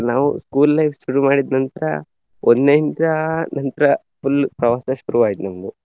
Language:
Kannada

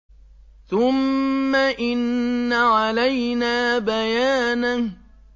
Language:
Arabic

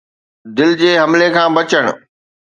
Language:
Sindhi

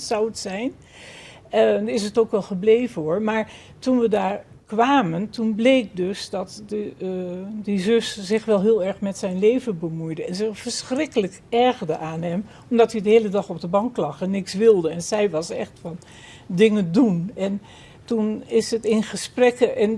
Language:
Dutch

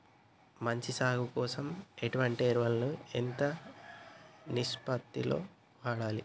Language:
Telugu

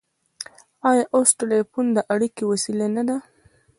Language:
Pashto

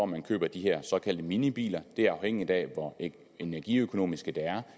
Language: Danish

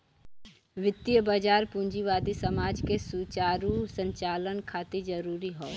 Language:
Bhojpuri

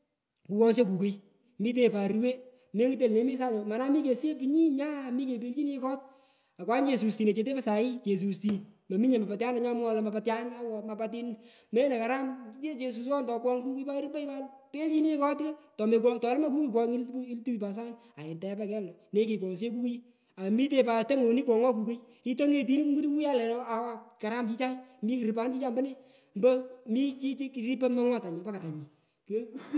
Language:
Pökoot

